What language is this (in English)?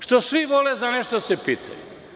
Serbian